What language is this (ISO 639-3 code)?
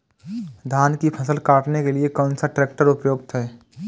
hin